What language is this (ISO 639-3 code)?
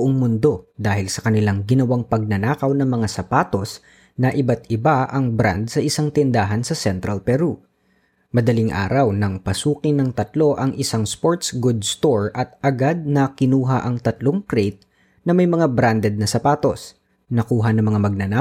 fil